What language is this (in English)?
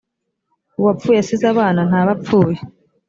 Kinyarwanda